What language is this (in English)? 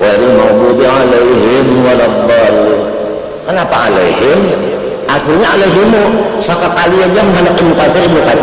Indonesian